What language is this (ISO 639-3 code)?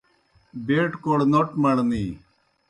plk